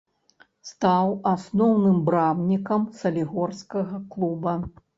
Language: Belarusian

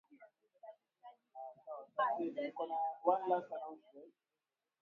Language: Swahili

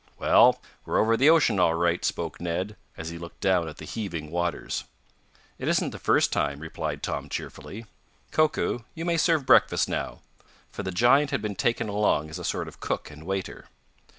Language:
English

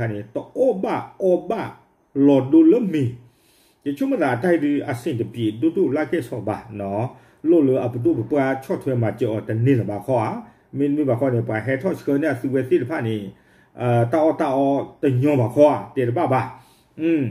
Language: Thai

